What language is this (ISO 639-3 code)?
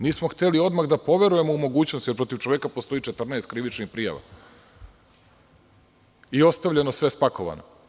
srp